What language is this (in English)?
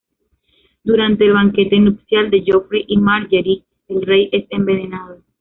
Spanish